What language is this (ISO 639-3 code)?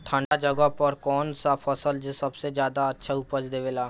bho